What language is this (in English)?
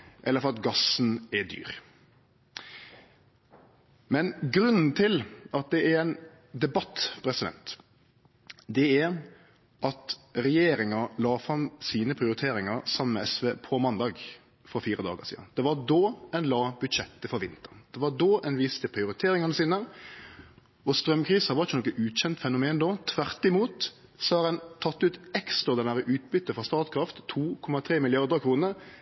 Norwegian Nynorsk